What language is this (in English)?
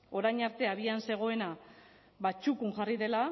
Basque